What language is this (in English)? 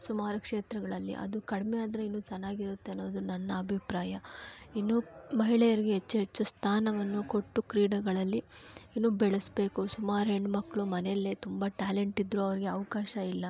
Kannada